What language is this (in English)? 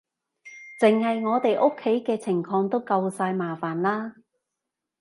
Cantonese